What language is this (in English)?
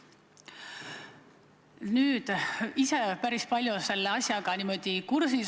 Estonian